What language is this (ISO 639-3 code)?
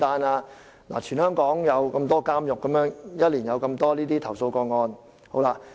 yue